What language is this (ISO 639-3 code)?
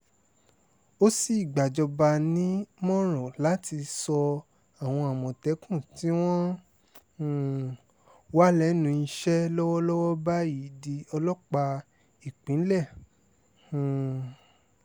yor